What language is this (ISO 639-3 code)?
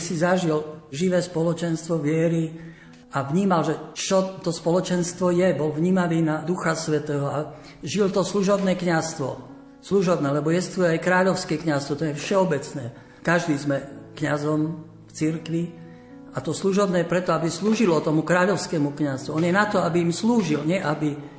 slk